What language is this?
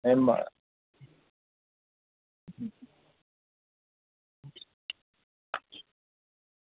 Dogri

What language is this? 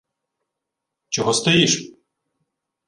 Ukrainian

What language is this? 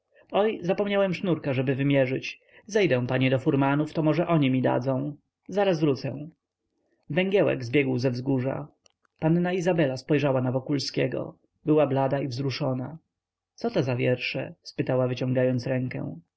Polish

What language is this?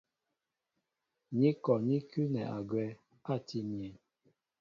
Mbo (Cameroon)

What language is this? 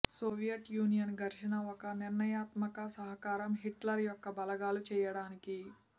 Telugu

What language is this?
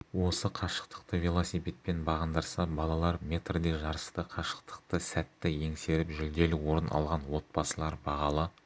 Kazakh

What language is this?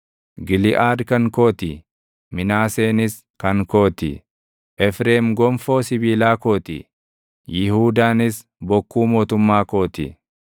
Oromo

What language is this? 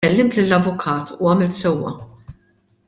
Maltese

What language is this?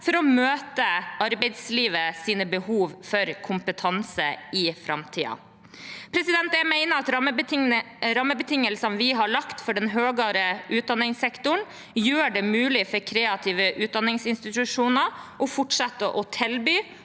Norwegian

